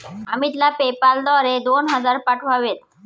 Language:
Marathi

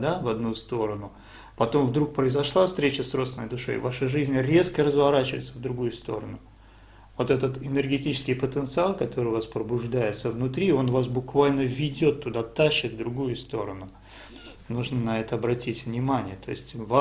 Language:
Italian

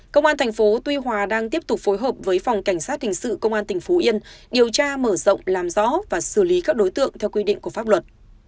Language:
Vietnamese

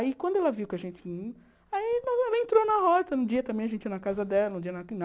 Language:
Portuguese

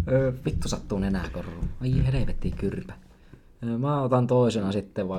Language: Finnish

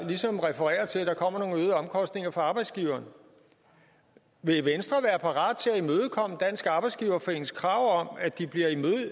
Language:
Danish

